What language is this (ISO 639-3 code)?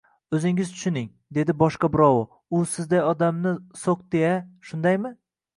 uzb